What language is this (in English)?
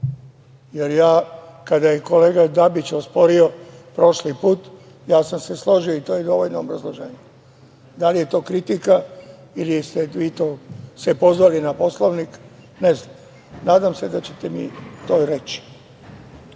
Serbian